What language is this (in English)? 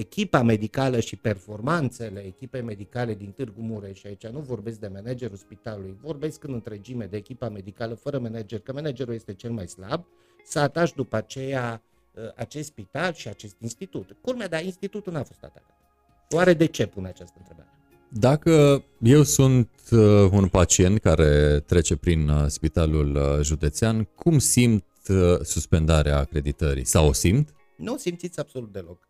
Romanian